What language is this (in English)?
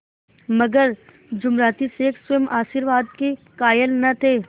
Hindi